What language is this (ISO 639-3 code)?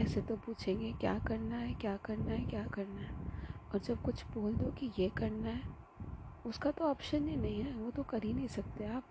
hin